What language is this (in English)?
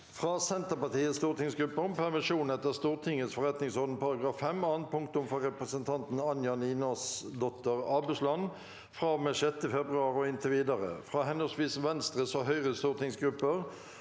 Norwegian